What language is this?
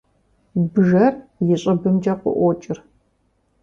Kabardian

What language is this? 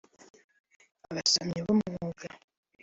Kinyarwanda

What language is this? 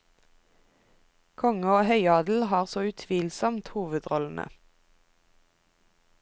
Norwegian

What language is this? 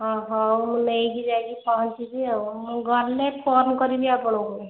Odia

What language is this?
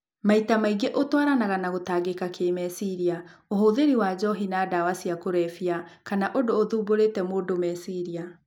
Kikuyu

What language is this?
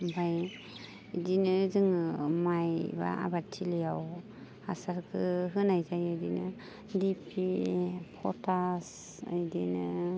Bodo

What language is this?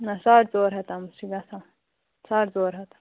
Kashmiri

